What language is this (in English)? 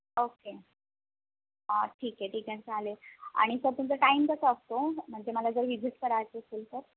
Marathi